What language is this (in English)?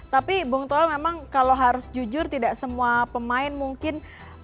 Indonesian